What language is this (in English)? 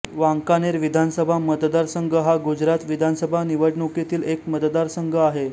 Marathi